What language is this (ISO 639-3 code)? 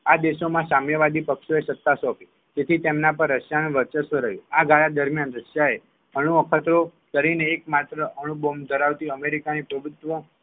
guj